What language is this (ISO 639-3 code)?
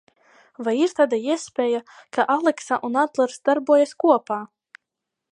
lav